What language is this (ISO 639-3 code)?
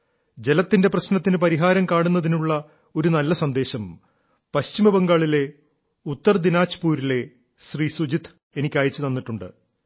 mal